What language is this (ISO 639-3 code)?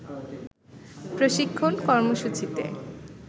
ben